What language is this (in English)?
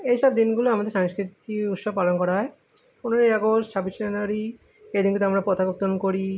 Bangla